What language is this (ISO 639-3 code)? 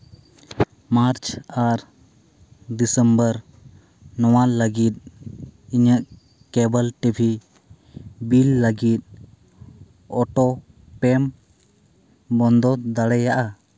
sat